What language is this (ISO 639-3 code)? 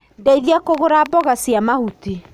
kik